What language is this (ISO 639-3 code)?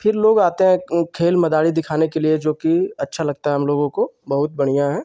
hin